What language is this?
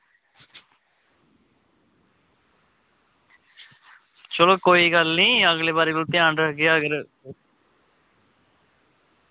Dogri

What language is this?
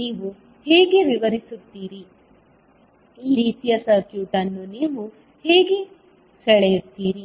Kannada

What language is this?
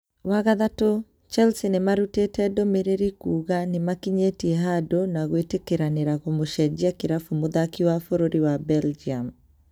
Kikuyu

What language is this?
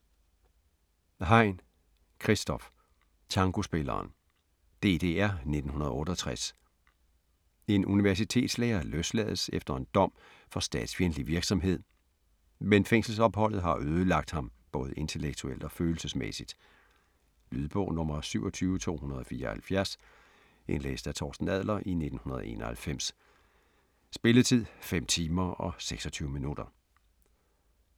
Danish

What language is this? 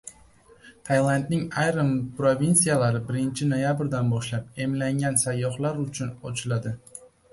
Uzbek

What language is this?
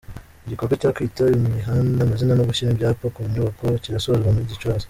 Kinyarwanda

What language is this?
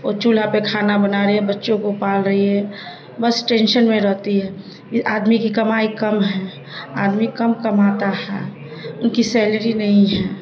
Urdu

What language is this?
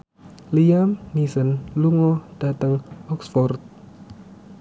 Javanese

